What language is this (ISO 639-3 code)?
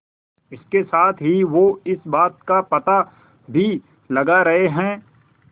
hin